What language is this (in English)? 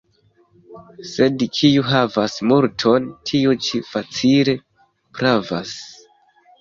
Esperanto